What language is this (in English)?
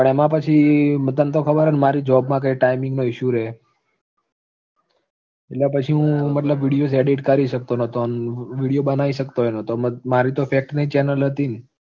Gujarati